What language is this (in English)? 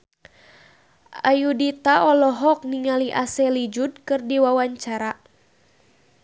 Sundanese